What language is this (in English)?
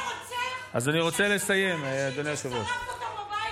Hebrew